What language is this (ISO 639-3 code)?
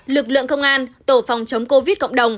vie